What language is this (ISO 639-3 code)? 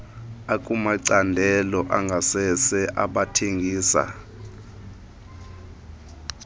xho